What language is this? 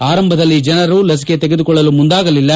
Kannada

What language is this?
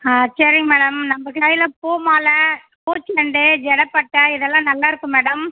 Tamil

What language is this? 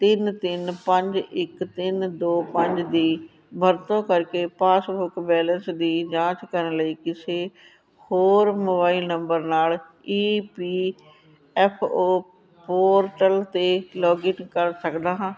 Punjabi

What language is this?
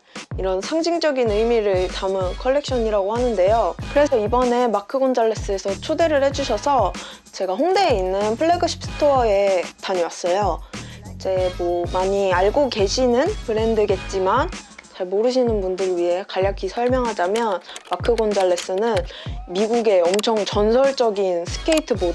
Korean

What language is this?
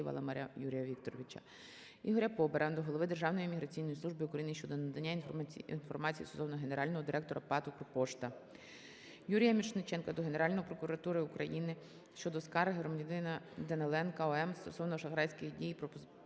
Ukrainian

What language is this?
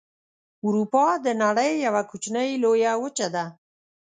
Pashto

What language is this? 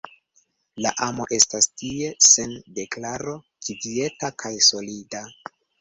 Esperanto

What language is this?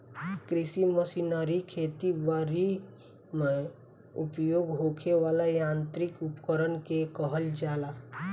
Bhojpuri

